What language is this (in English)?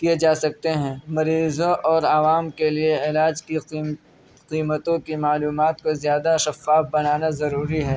Urdu